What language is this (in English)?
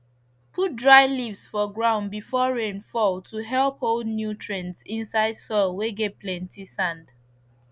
Nigerian Pidgin